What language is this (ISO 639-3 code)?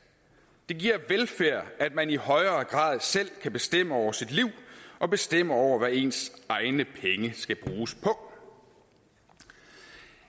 dan